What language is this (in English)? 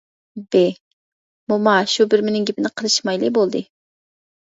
Uyghur